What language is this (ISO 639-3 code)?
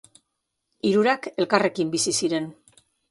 eus